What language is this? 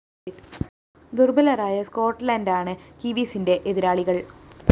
Malayalam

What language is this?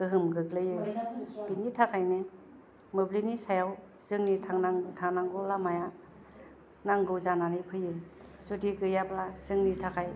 Bodo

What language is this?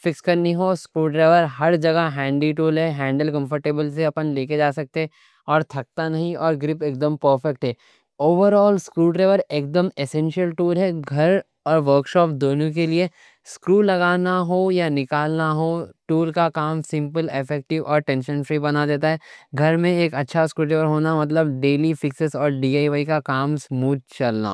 Deccan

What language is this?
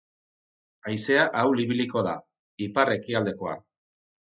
Basque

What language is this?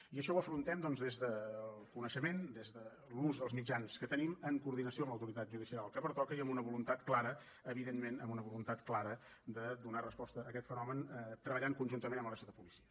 Catalan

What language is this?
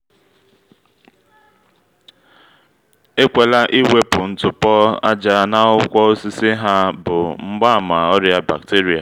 Igbo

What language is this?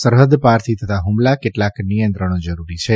Gujarati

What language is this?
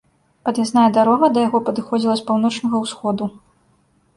Belarusian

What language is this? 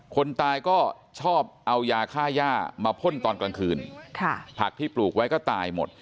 Thai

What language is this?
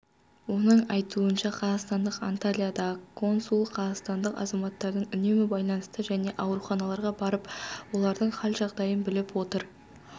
Kazakh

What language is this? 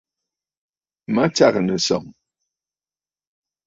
Bafut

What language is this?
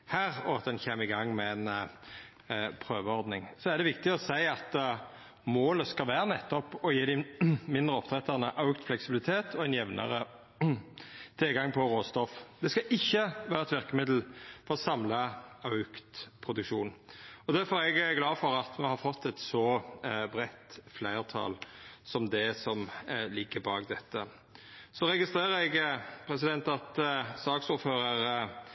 Norwegian Nynorsk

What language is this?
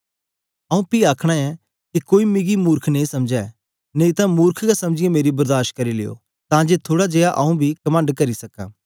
Dogri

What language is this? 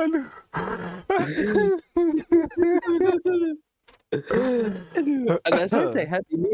Indonesian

